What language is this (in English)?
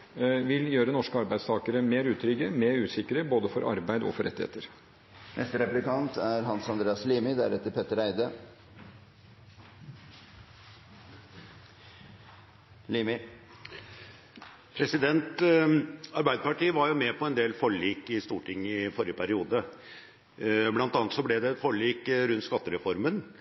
Norwegian Bokmål